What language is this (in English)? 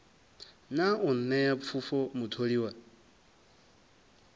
Venda